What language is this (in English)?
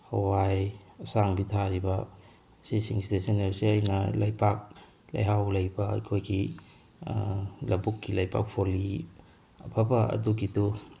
Manipuri